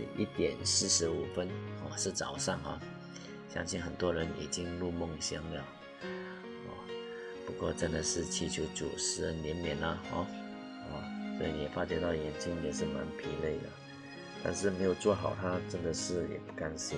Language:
Chinese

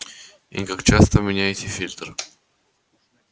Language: Russian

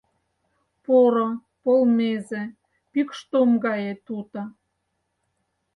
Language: Mari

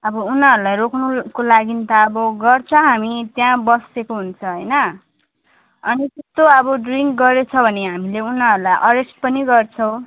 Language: Nepali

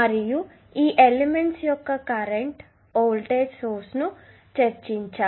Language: Telugu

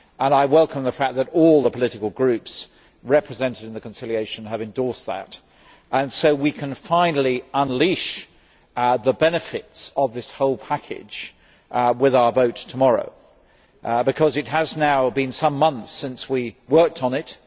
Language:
English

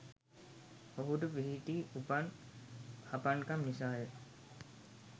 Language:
Sinhala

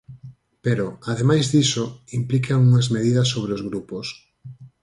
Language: Galician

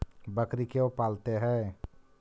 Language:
Magahi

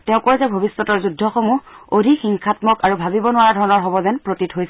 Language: Assamese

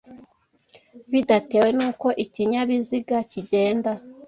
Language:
Kinyarwanda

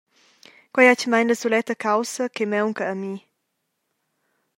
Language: Romansh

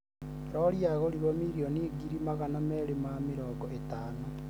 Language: Kikuyu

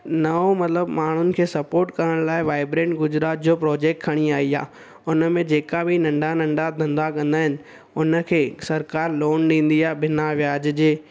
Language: Sindhi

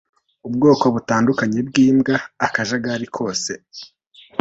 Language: Kinyarwanda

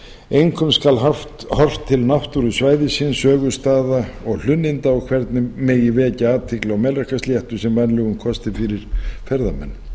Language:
Icelandic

